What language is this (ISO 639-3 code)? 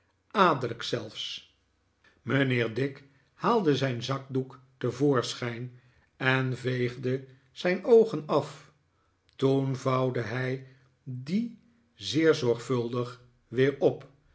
nld